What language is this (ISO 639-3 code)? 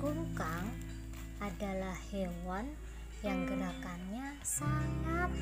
ind